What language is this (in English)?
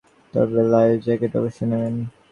Bangla